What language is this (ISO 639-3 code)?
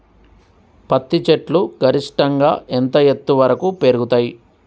tel